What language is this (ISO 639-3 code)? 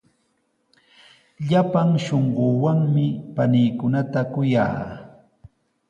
qws